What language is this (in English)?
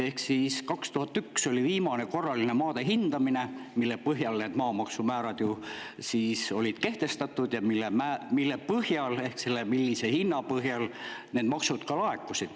Estonian